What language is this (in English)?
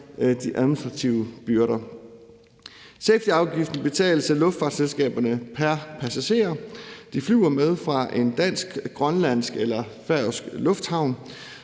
Danish